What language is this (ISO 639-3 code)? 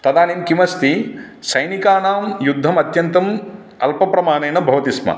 san